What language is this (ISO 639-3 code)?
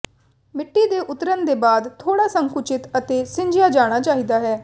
pan